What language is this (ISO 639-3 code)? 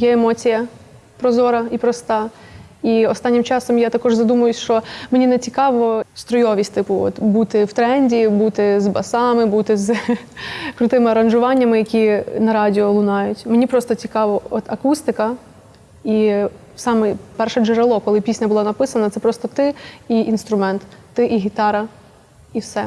ukr